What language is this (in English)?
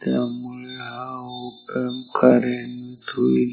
Marathi